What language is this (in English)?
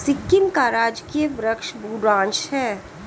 Hindi